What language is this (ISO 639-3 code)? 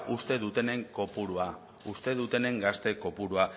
eus